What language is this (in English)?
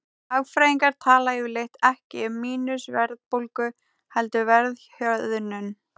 Icelandic